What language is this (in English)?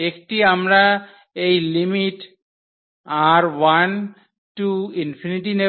Bangla